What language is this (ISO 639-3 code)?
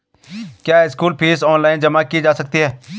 hin